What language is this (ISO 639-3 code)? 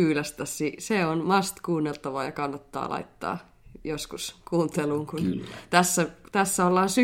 fin